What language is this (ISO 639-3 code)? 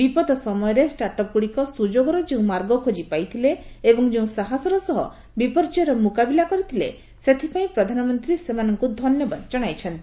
ori